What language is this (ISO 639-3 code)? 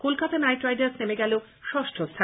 ben